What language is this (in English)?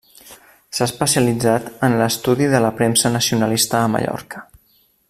Catalan